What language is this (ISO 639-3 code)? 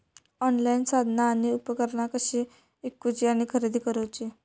mar